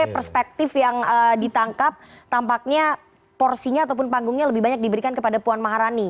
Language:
Indonesian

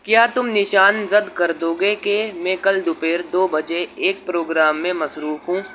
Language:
Urdu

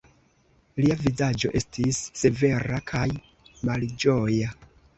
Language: Esperanto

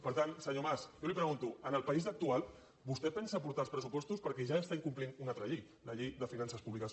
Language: Catalan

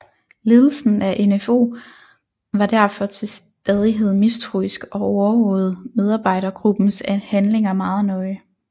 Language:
Danish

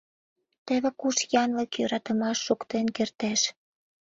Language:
Mari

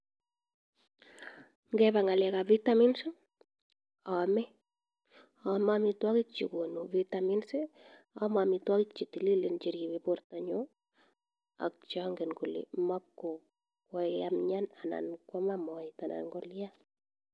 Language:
Kalenjin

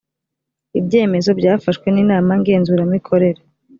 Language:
Kinyarwanda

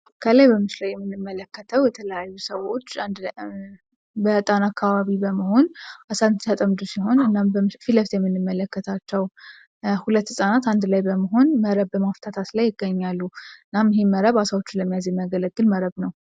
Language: Amharic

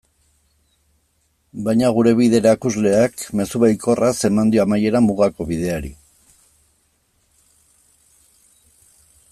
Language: Basque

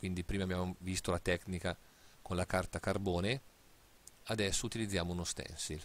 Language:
Italian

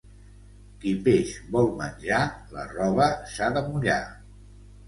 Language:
Catalan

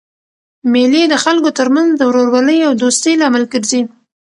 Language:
Pashto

